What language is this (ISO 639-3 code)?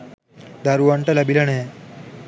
sin